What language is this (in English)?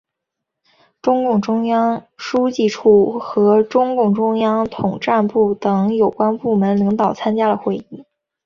Chinese